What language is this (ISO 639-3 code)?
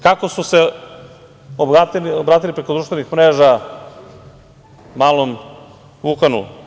srp